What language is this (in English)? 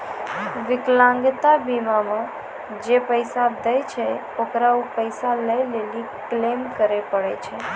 Maithili